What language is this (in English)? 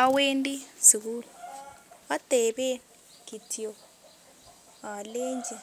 Kalenjin